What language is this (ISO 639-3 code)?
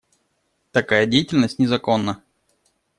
rus